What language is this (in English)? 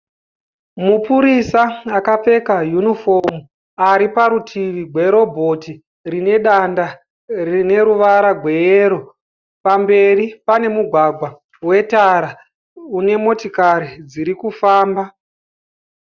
Shona